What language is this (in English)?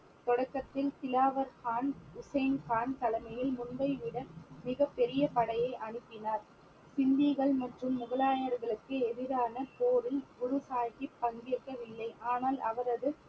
Tamil